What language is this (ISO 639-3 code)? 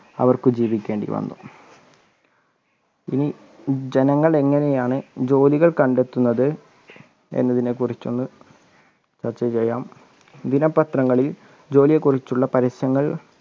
mal